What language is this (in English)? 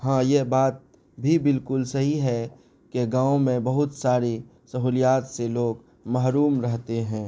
Urdu